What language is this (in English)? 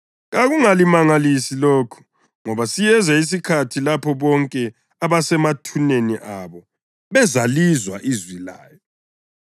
North Ndebele